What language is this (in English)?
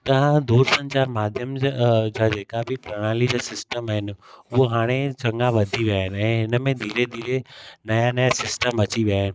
Sindhi